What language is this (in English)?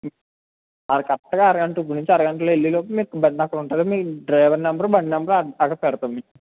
Telugu